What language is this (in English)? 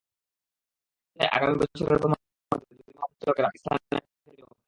Bangla